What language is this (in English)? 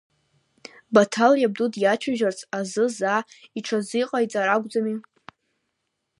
Abkhazian